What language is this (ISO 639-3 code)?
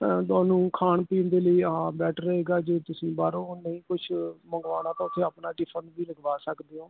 pan